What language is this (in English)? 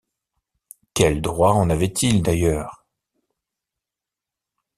French